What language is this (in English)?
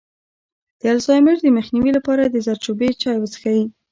Pashto